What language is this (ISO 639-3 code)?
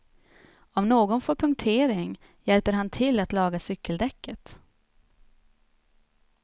swe